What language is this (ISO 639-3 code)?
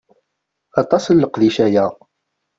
kab